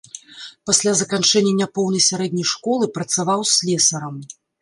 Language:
Belarusian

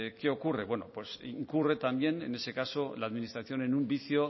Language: Spanish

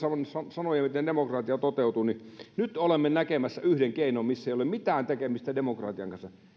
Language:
Finnish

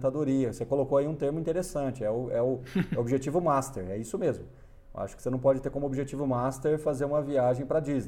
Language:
Portuguese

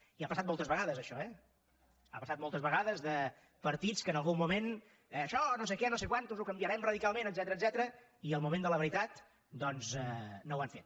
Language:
Catalan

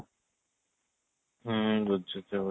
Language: Odia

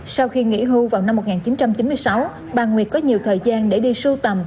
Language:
Vietnamese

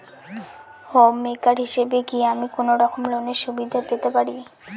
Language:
Bangla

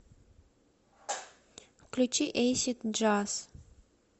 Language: Russian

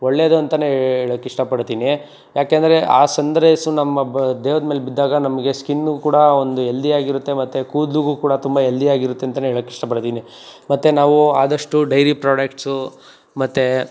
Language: Kannada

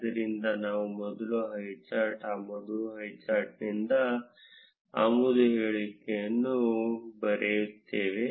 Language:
Kannada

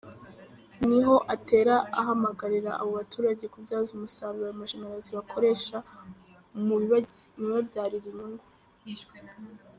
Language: Kinyarwanda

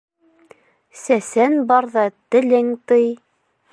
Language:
Bashkir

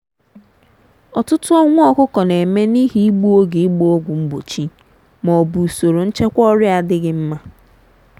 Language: Igbo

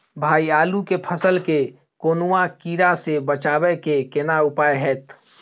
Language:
Maithili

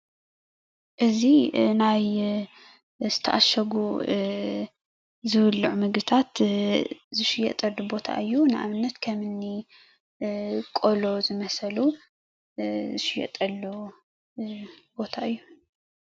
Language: Tigrinya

